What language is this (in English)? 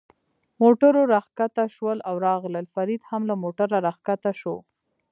Pashto